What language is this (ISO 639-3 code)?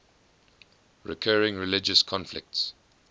eng